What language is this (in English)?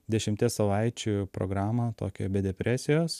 Lithuanian